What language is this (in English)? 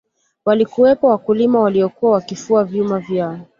Swahili